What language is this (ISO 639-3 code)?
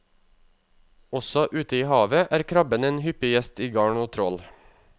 nor